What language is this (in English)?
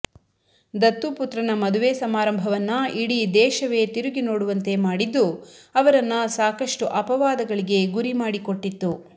Kannada